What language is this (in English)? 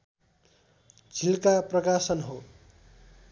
Nepali